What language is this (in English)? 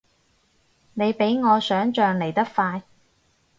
Cantonese